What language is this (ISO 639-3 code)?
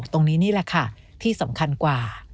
tha